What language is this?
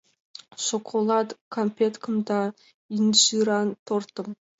Mari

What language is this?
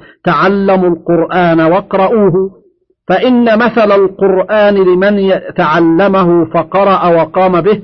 Arabic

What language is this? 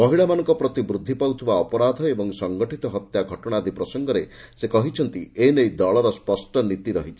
Odia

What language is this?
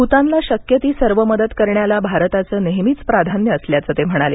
Marathi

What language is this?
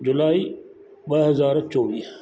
Sindhi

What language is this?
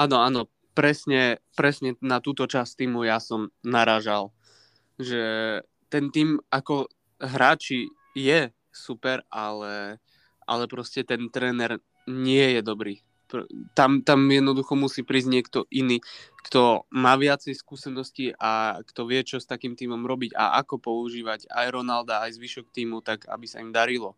Slovak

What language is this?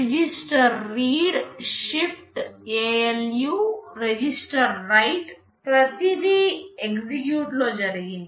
Telugu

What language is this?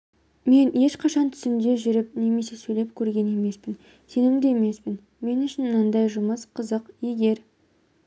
Kazakh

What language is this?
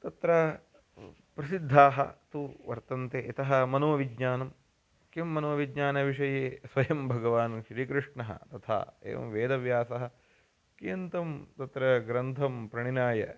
Sanskrit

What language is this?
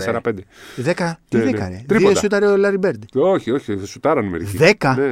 Greek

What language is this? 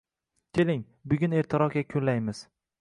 Uzbek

